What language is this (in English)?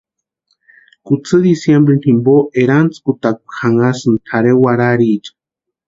Western Highland Purepecha